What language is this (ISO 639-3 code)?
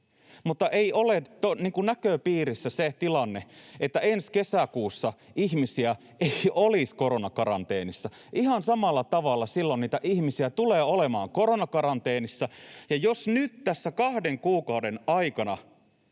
fin